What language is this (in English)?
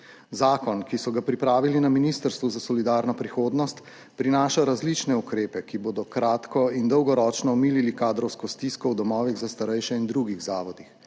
Slovenian